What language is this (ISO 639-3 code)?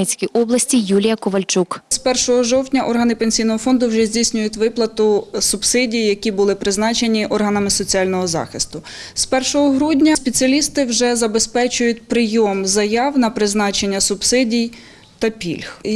ukr